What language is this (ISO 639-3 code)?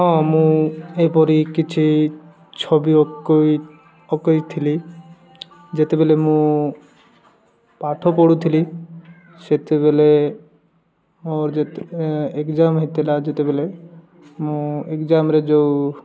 ori